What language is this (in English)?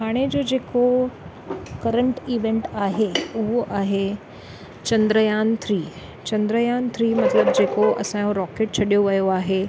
Sindhi